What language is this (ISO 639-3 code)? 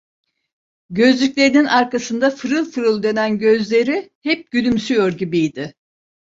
tur